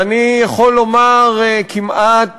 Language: Hebrew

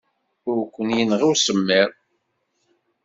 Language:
Kabyle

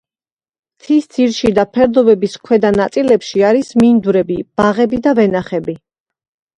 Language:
Georgian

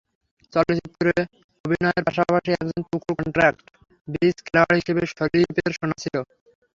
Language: Bangla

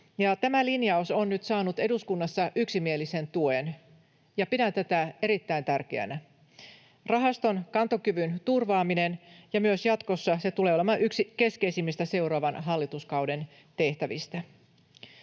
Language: Finnish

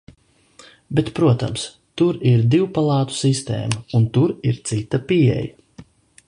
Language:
Latvian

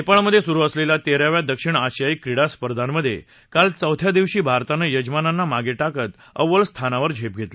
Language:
Marathi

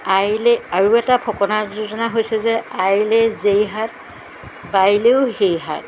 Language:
Assamese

